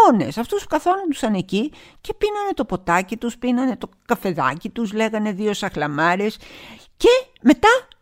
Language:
Greek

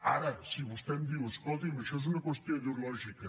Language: Catalan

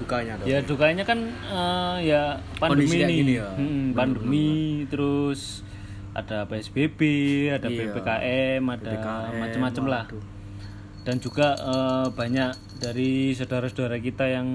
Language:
Indonesian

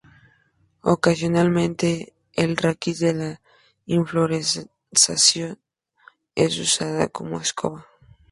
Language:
Spanish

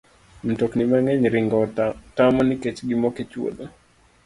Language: Luo (Kenya and Tanzania)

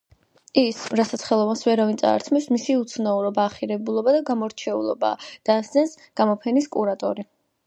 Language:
Georgian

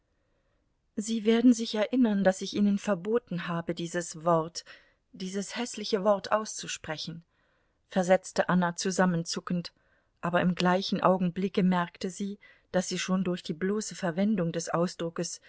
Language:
German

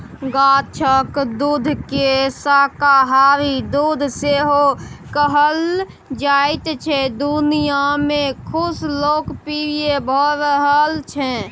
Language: Maithili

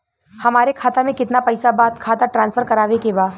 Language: Bhojpuri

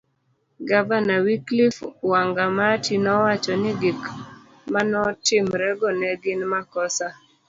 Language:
Luo (Kenya and Tanzania)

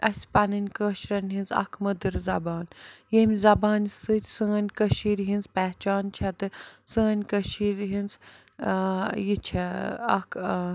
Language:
Kashmiri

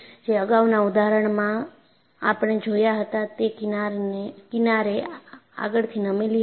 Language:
Gujarati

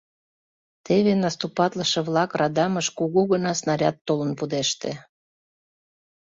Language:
Mari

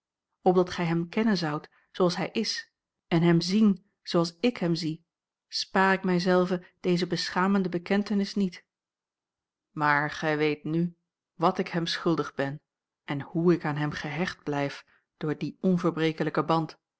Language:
Dutch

